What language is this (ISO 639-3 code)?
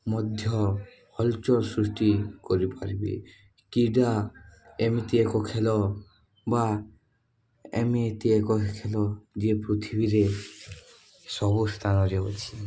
ori